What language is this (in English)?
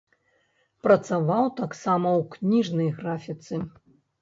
Belarusian